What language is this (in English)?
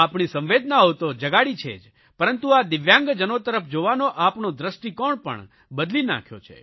Gujarati